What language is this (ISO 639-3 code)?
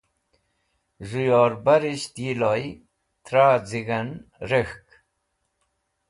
wbl